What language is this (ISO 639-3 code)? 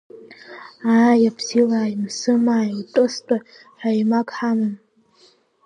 abk